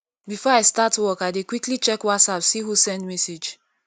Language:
Nigerian Pidgin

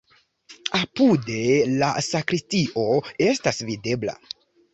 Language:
Esperanto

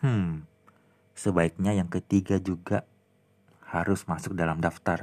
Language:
Indonesian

